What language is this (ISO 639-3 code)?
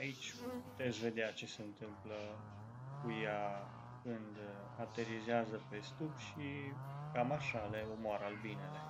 ron